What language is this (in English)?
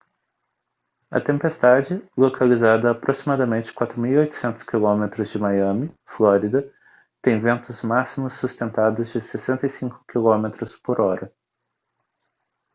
Portuguese